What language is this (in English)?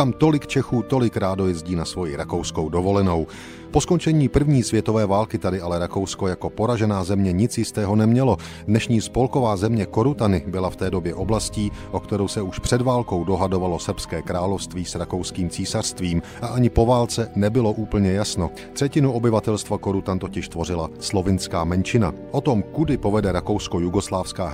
Czech